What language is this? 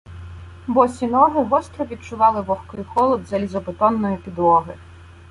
Ukrainian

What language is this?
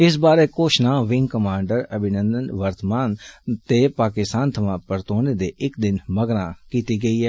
Dogri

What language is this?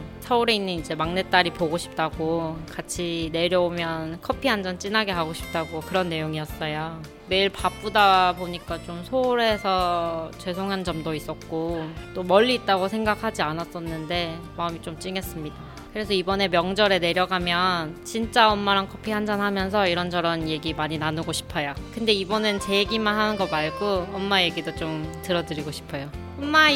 Korean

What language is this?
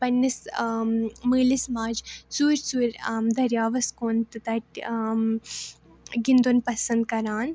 Kashmiri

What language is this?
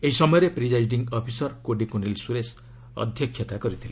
Odia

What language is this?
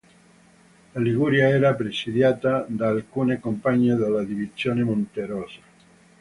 Italian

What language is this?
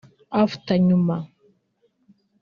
Kinyarwanda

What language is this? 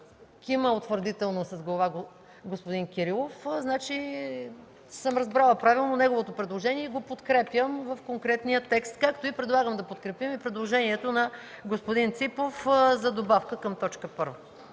Bulgarian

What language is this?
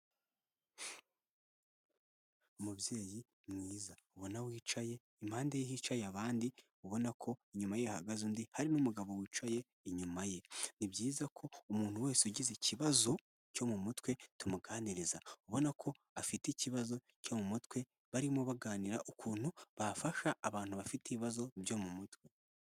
Kinyarwanda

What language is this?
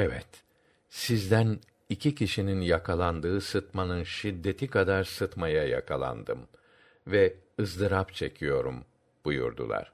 Turkish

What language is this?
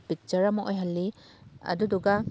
Manipuri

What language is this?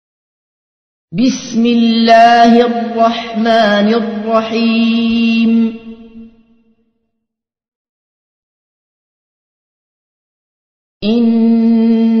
Arabic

